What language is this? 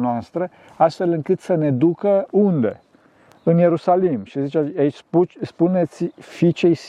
Romanian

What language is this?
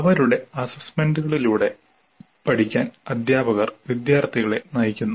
Malayalam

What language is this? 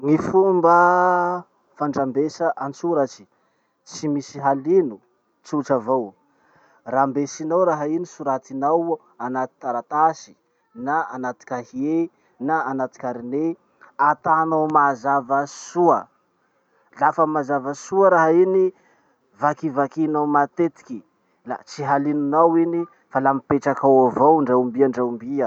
Masikoro Malagasy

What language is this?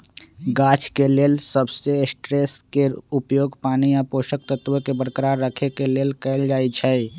Magahi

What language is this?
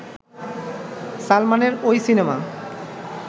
Bangla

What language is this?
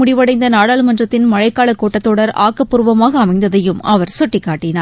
Tamil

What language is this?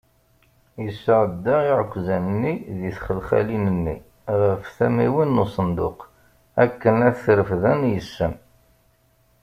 Kabyle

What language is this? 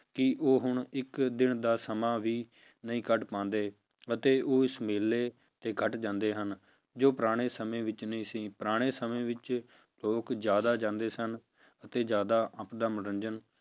Punjabi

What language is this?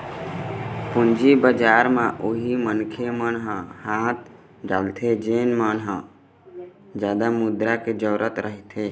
Chhattisgarhi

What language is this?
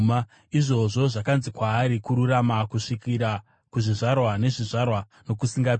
Shona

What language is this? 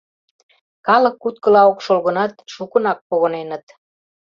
Mari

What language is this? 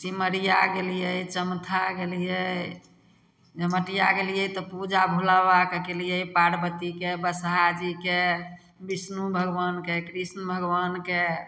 Maithili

